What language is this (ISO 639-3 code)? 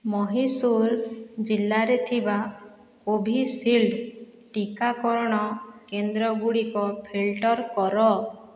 ori